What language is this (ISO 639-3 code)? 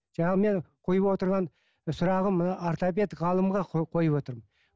kaz